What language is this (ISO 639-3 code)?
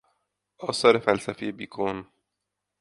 fas